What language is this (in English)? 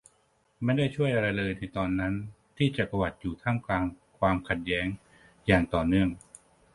Thai